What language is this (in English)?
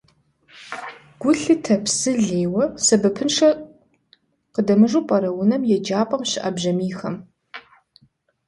Kabardian